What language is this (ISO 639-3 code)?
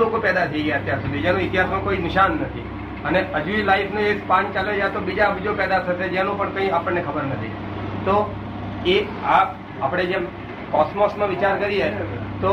guj